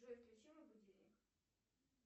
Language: Russian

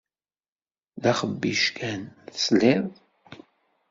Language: Kabyle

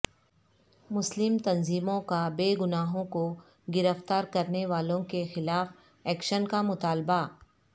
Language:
Urdu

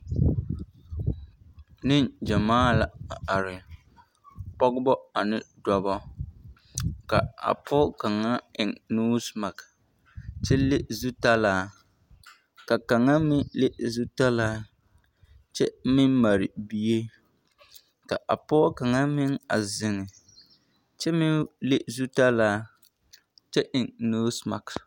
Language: Southern Dagaare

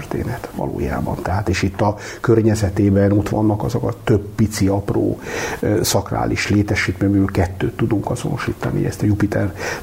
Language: Hungarian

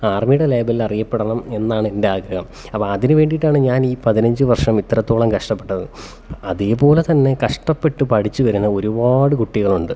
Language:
Malayalam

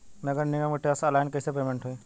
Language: Bhojpuri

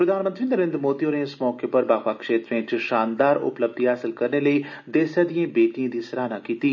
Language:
Dogri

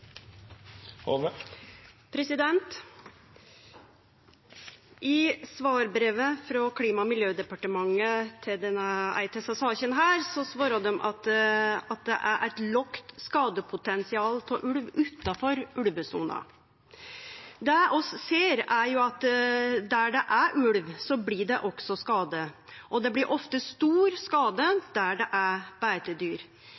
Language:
Norwegian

